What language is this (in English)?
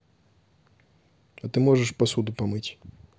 Russian